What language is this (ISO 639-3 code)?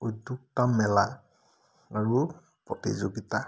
asm